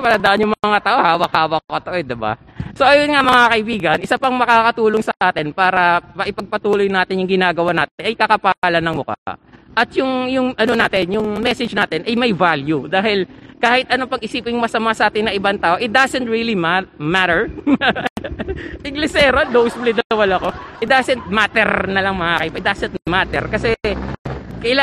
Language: Filipino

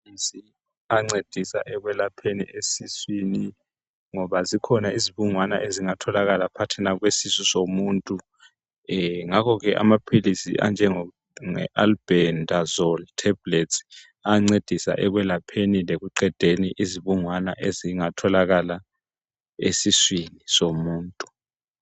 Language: North Ndebele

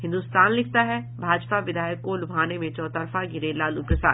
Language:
Hindi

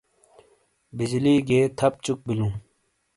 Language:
Shina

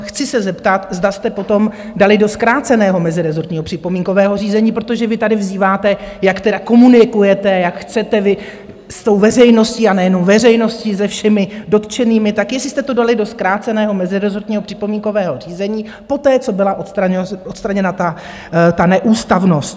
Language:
Czech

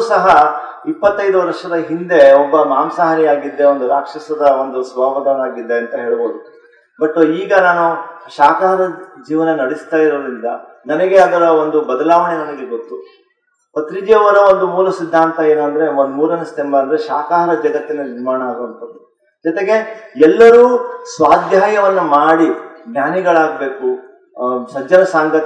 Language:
Turkish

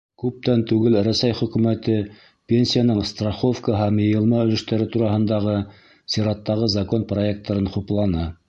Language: Bashkir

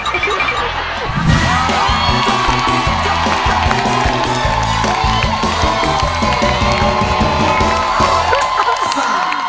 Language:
Thai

